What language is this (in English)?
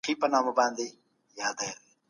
Pashto